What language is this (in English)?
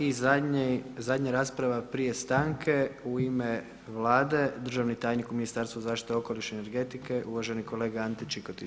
Croatian